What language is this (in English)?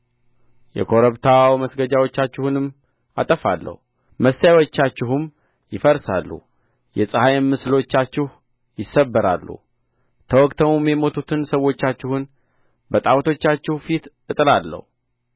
Amharic